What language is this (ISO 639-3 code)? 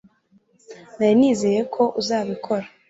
kin